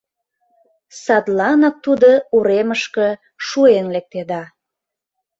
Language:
Mari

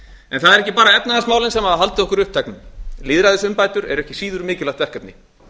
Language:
Icelandic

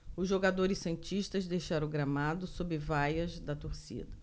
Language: Portuguese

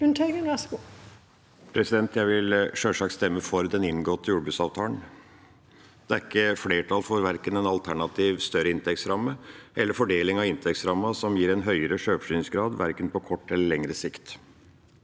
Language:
Norwegian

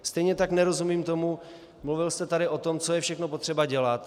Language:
Czech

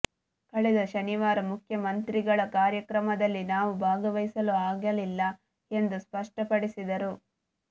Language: Kannada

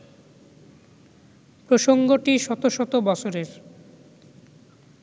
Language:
Bangla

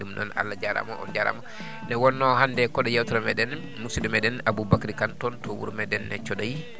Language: Fula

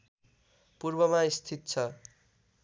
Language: Nepali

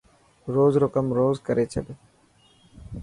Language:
Dhatki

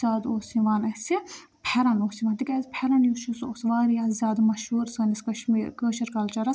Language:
Kashmiri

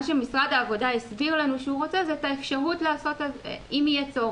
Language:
Hebrew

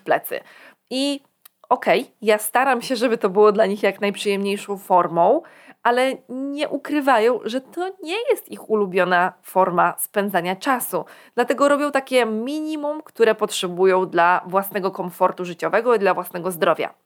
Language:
Polish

